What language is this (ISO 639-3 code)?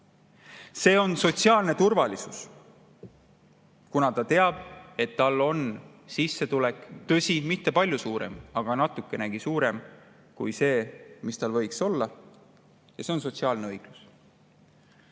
est